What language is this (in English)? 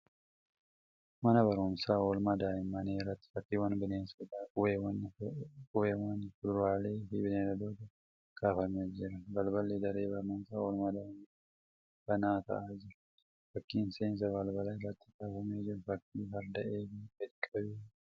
Oromo